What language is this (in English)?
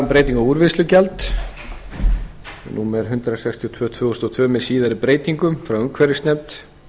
Icelandic